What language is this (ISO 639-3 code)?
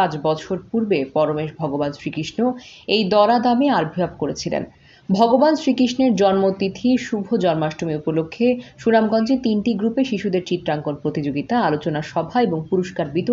ben